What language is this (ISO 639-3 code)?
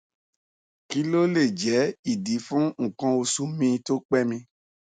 yor